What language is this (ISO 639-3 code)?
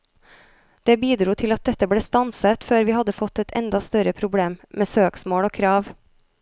nor